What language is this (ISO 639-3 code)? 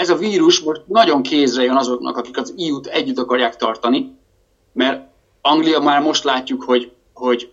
hun